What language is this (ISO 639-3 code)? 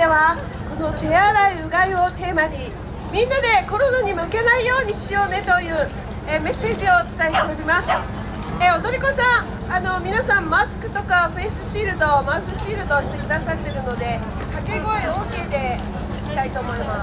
jpn